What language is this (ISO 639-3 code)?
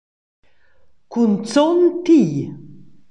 roh